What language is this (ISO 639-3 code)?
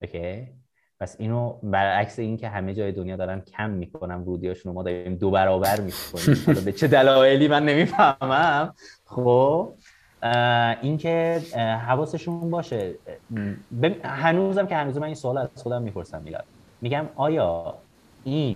fas